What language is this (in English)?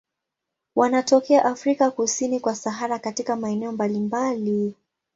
Swahili